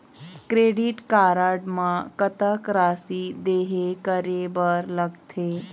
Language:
Chhattisgarhi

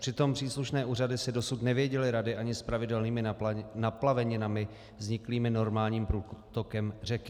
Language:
Czech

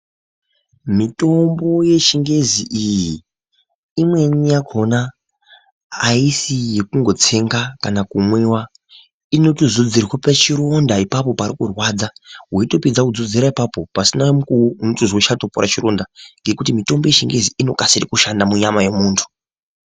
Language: Ndau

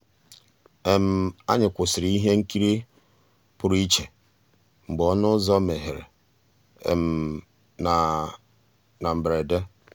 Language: Igbo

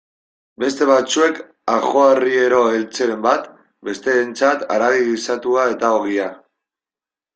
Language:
Basque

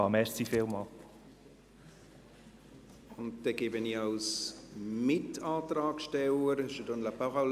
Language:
Swiss German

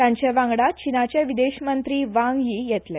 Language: Konkani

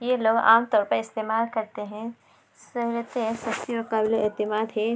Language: Urdu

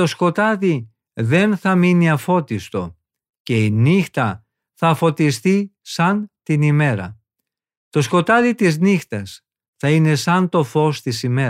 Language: Greek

